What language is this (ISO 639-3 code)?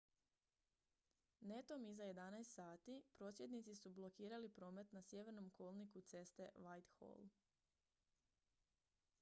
hrv